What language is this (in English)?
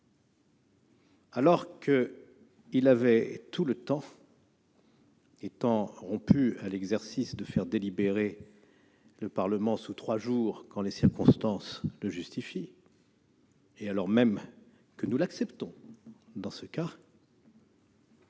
French